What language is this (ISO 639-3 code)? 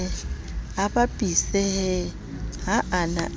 sot